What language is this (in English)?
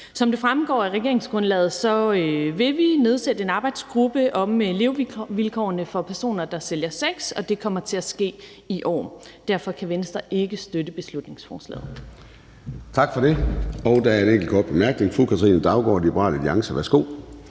Danish